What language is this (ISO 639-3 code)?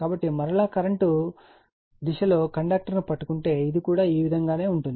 tel